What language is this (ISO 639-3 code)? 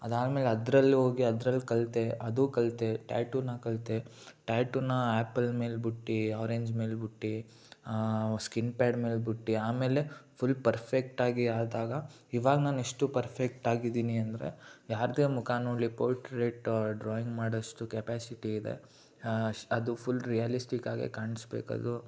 kan